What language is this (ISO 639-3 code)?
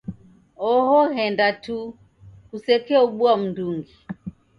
dav